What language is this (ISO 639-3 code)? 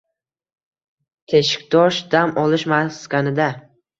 uzb